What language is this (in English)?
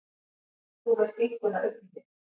Icelandic